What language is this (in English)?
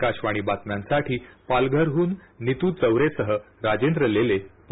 Marathi